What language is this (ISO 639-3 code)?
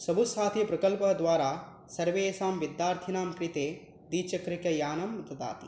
san